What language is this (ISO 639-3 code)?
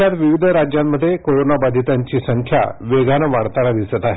mar